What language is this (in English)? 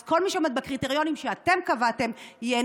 Hebrew